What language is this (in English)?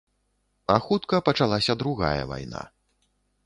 Belarusian